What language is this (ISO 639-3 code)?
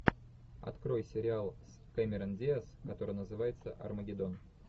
rus